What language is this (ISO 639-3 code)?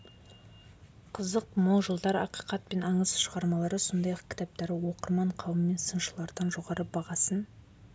kaz